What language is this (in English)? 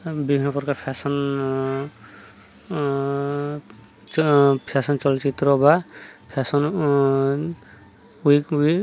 Odia